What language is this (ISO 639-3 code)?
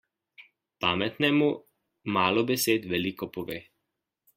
slv